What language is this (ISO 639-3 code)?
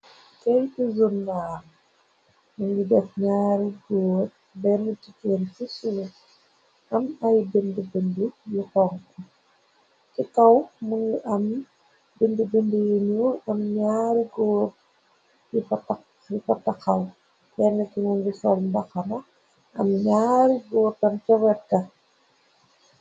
wol